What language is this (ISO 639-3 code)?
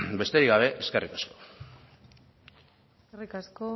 eus